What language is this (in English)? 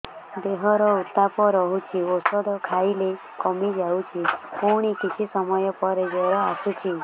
Odia